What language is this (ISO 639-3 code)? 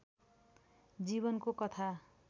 nep